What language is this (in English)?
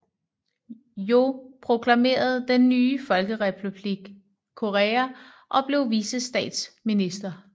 Danish